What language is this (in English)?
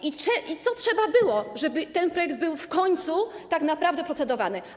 Polish